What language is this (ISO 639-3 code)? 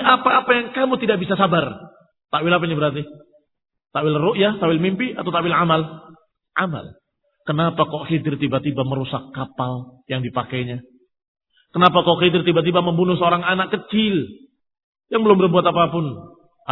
ind